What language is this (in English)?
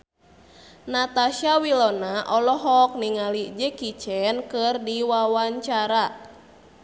Sundanese